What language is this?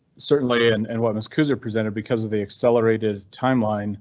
English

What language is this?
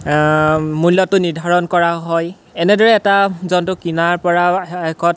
Assamese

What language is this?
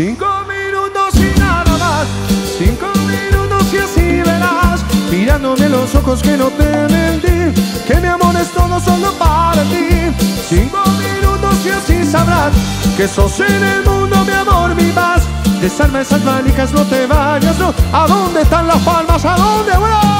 Spanish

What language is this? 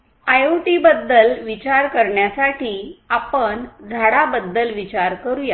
Marathi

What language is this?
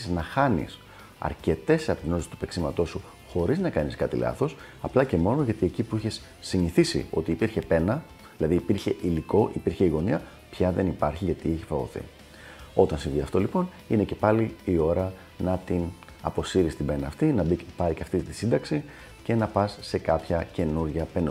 Greek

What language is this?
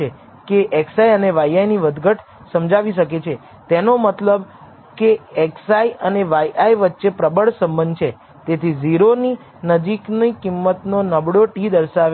Gujarati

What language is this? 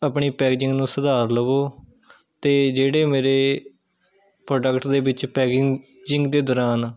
Punjabi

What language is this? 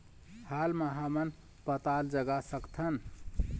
Chhattisgarhi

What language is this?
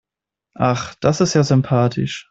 German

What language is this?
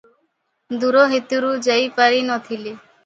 Odia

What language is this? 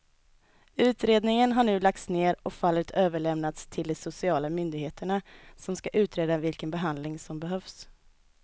Swedish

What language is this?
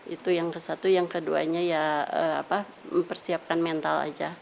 Indonesian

